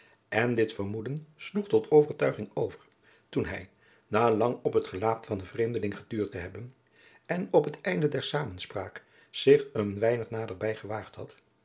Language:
Dutch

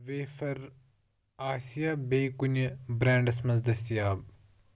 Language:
Kashmiri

